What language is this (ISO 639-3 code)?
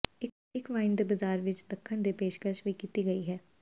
pan